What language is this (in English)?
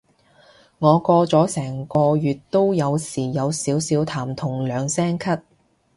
Cantonese